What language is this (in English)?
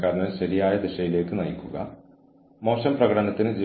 Malayalam